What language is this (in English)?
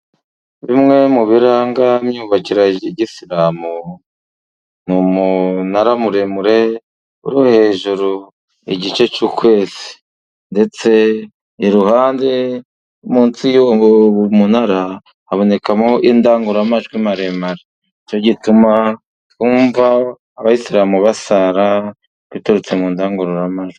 Kinyarwanda